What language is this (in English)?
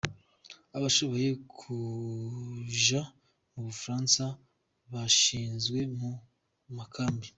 Kinyarwanda